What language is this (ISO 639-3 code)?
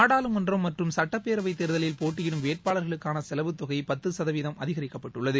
tam